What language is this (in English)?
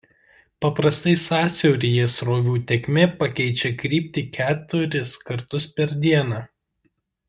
Lithuanian